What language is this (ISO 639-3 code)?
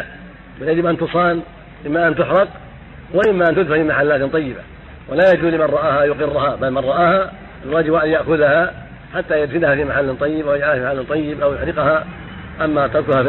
ara